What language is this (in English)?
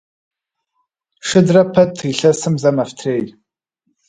Kabardian